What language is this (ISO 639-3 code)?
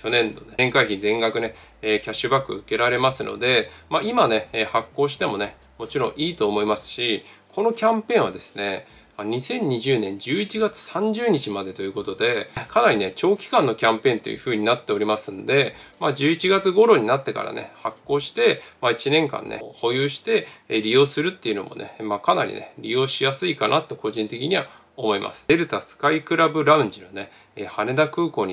jpn